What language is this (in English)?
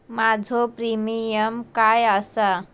Marathi